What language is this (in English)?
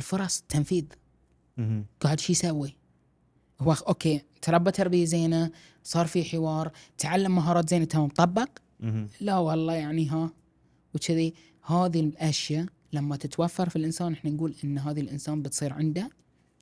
Arabic